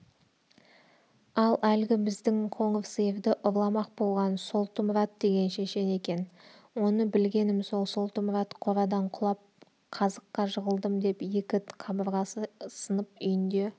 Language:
Kazakh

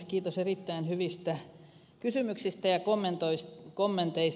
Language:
Finnish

